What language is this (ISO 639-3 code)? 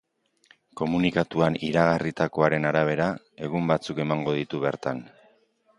eus